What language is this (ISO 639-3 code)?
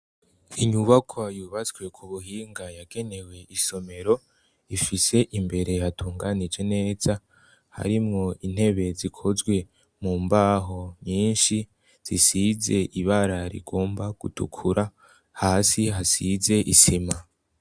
run